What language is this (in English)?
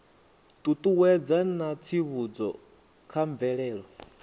Venda